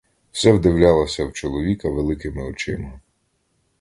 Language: Ukrainian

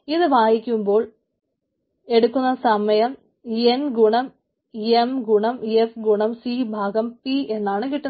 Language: Malayalam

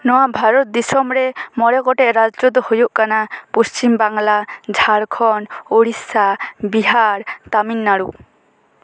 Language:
Santali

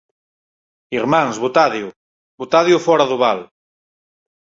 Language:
Galician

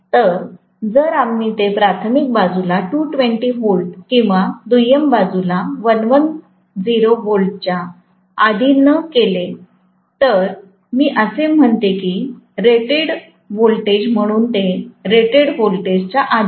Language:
Marathi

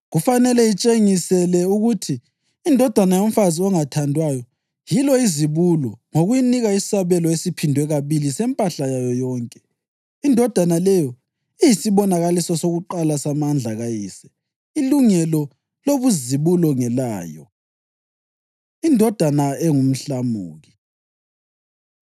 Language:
North Ndebele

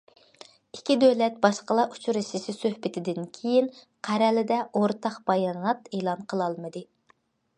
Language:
Uyghur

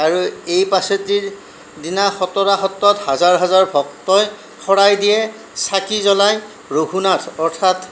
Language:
Assamese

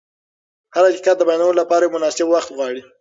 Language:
Pashto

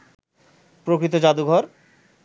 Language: Bangla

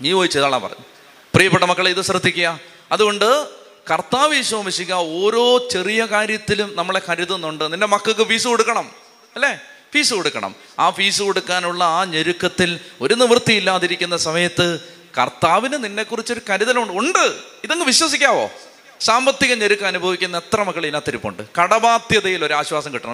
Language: Malayalam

